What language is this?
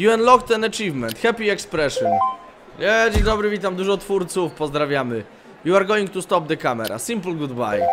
Polish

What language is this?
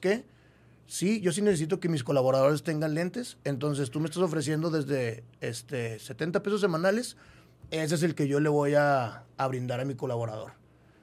Spanish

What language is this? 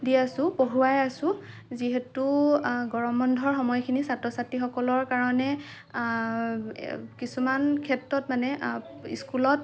Assamese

